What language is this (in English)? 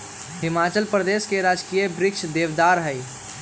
Magahi